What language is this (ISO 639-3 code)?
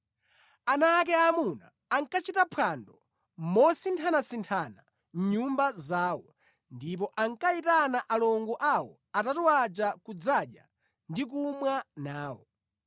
nya